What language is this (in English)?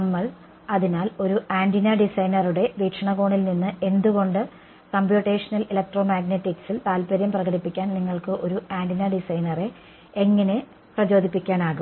Malayalam